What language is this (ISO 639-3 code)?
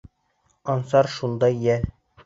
bak